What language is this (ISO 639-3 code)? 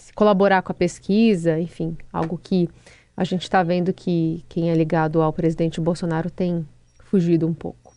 por